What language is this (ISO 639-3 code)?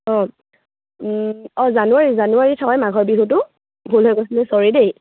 asm